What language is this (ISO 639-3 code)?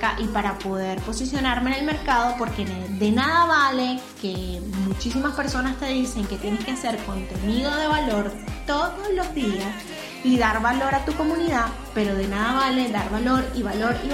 spa